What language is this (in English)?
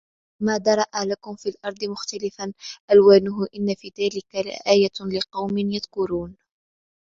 Arabic